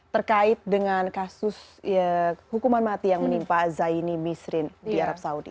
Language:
Indonesian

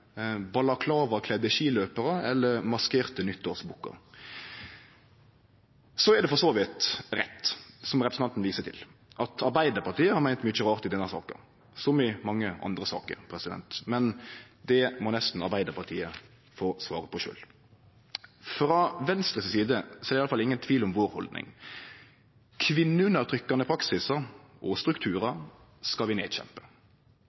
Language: Norwegian Nynorsk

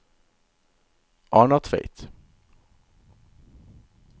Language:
Norwegian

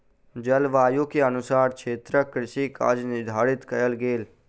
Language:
Maithili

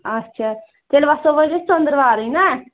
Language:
Kashmiri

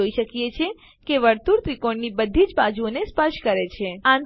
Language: Gujarati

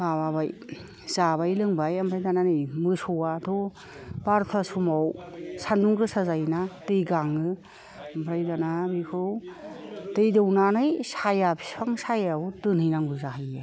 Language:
Bodo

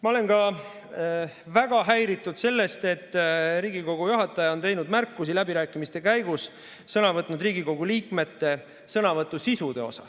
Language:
Estonian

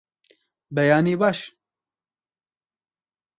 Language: Kurdish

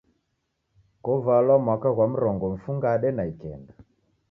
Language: Taita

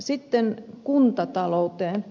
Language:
Finnish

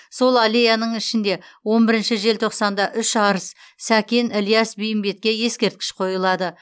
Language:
Kazakh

